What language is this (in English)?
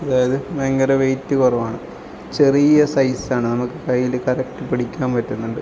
Malayalam